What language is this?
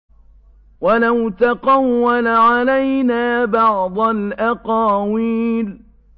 Arabic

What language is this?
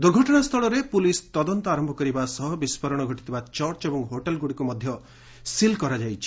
Odia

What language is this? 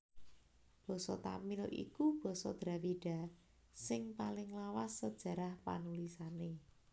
Javanese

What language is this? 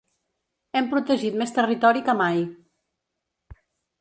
Catalan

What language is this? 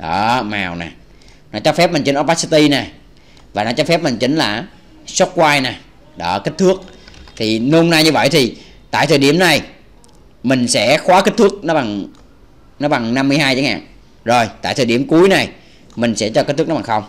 Vietnamese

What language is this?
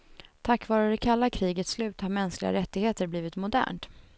Swedish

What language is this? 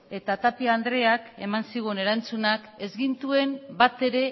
Basque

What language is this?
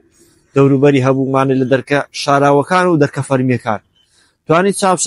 Arabic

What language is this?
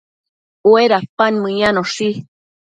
Matsés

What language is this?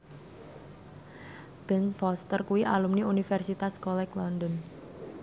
Javanese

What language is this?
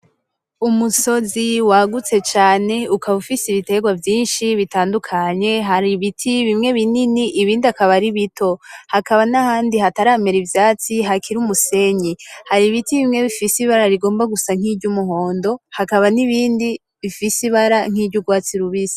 Rundi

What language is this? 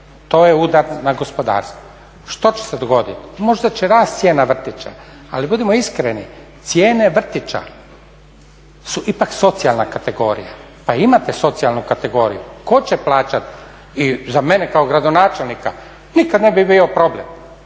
Croatian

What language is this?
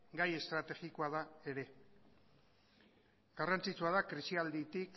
Basque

